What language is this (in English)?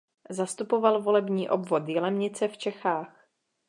Czech